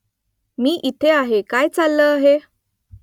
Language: Marathi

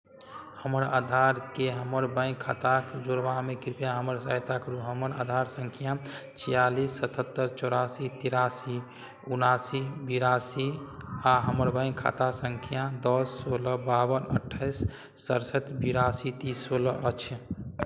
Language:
Maithili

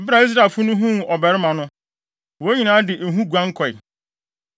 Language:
Akan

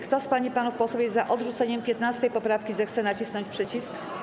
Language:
Polish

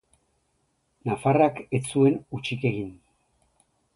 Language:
Basque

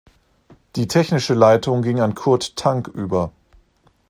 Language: German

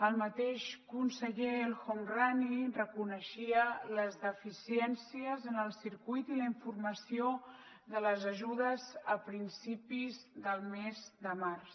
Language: Catalan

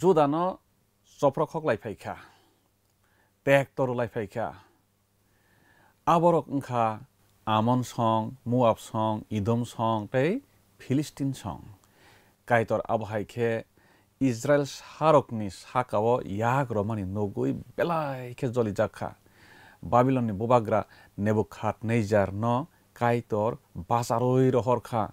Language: Bangla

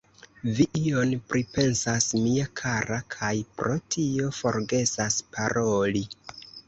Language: Esperanto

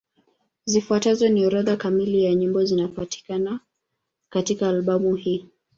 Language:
Swahili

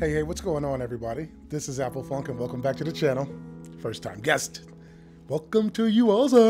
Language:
English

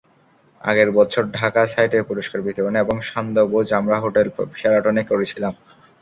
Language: Bangla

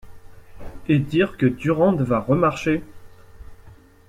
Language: French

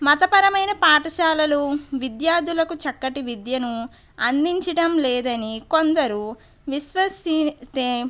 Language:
Telugu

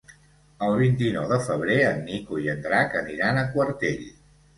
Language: Catalan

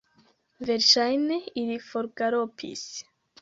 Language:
Esperanto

